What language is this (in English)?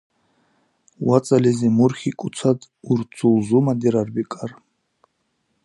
Dargwa